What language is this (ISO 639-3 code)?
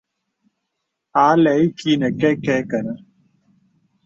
beb